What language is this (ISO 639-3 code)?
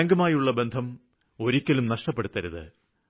mal